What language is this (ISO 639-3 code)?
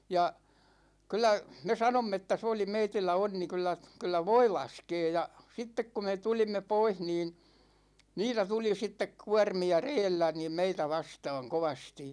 fin